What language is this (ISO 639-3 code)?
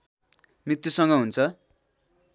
nep